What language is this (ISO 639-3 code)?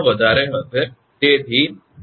guj